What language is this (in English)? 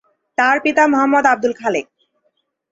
Bangla